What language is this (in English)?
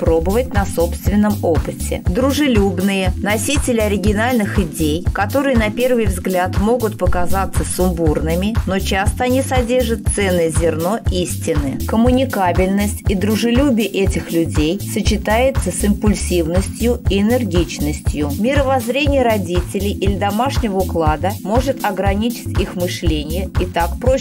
Russian